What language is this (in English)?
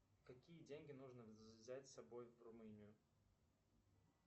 Russian